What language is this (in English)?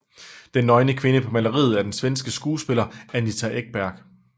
Danish